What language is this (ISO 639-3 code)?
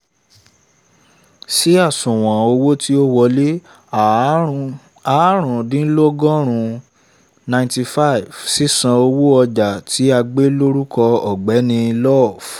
yor